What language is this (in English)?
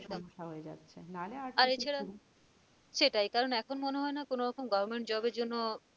Bangla